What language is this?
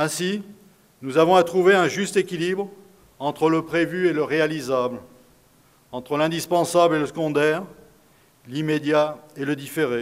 French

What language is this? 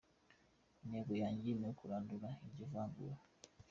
Kinyarwanda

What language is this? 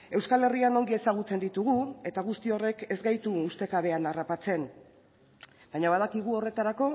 Basque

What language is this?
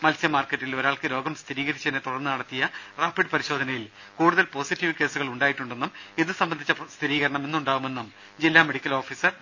Malayalam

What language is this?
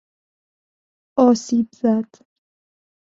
Persian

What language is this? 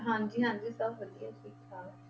Punjabi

